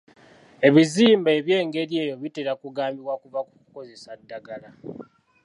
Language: Ganda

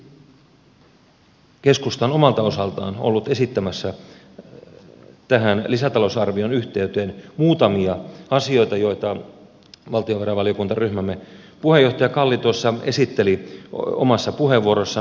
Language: Finnish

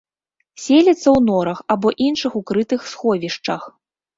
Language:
Belarusian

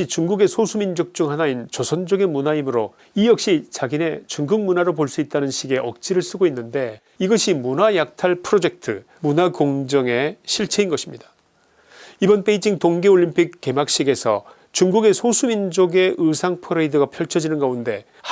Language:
Korean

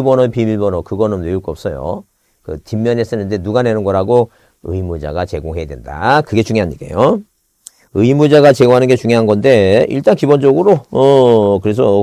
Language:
Korean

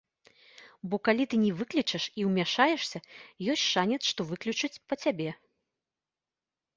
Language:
Belarusian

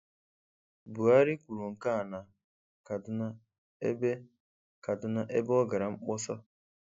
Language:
Igbo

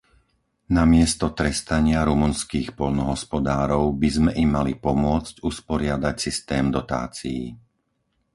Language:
Slovak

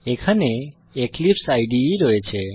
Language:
Bangla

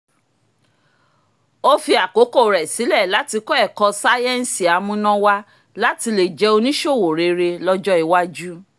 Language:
Yoruba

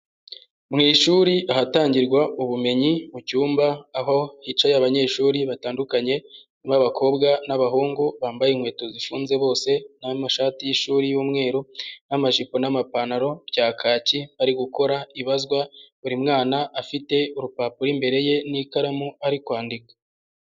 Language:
Kinyarwanda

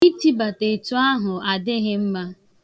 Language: Igbo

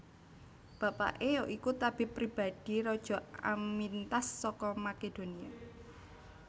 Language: Javanese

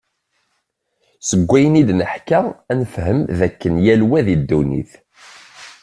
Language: Kabyle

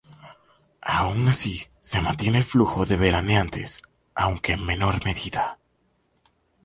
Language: Spanish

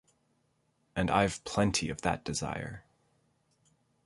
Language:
English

